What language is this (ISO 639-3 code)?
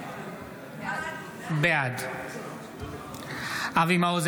heb